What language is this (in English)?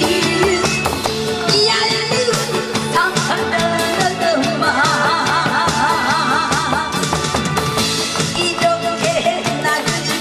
Korean